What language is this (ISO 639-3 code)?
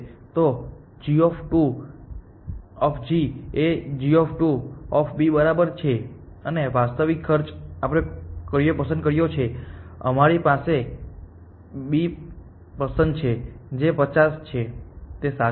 guj